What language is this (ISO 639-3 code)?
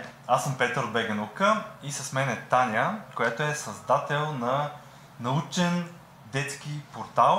bul